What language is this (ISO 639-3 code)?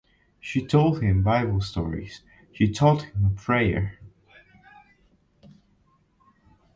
eng